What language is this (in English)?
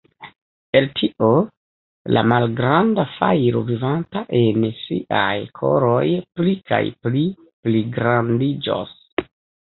Esperanto